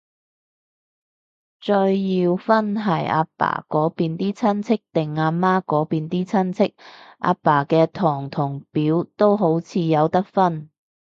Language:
Cantonese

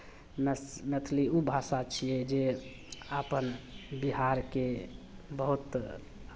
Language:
Maithili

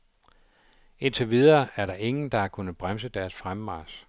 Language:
Danish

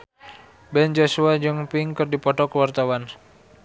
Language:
Sundanese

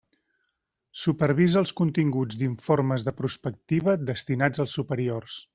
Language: Catalan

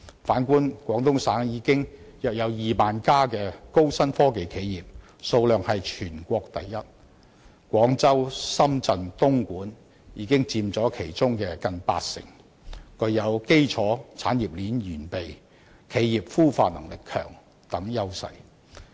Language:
Cantonese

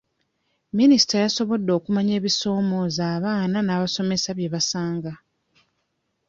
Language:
Ganda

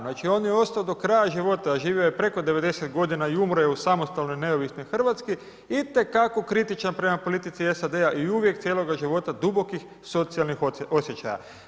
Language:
Croatian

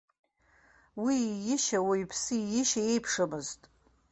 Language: Abkhazian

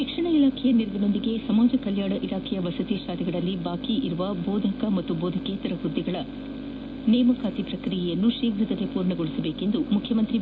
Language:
Kannada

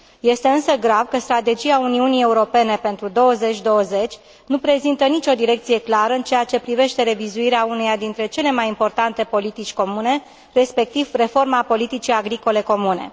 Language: Romanian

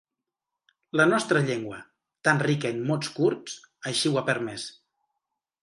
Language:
Catalan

